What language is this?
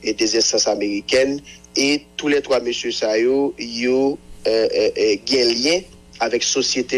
French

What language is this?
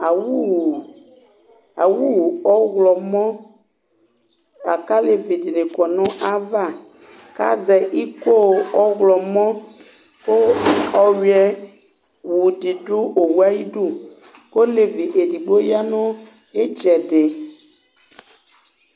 Ikposo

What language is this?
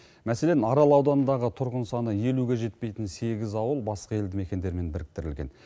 Kazakh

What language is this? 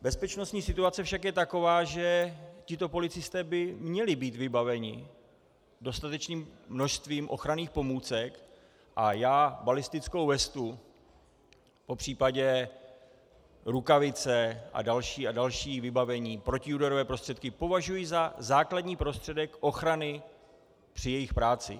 Czech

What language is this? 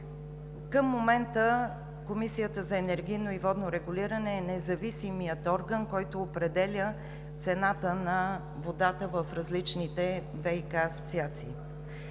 Bulgarian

